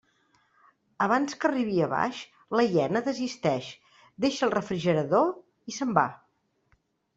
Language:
Catalan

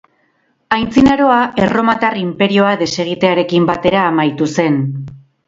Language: Basque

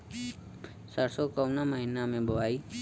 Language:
Bhojpuri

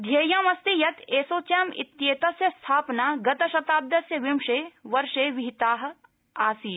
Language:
Sanskrit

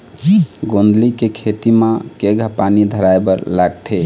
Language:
Chhattisgarhi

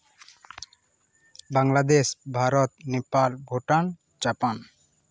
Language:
Santali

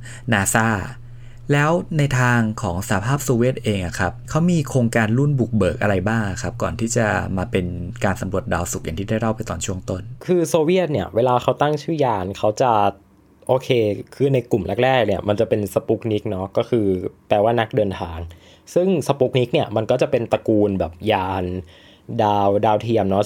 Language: Thai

